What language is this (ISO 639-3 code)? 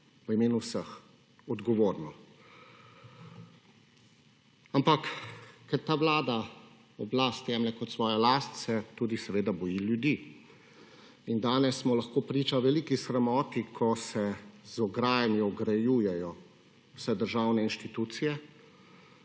slv